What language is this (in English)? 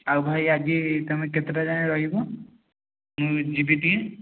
Odia